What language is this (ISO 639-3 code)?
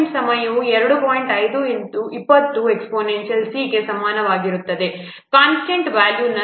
kan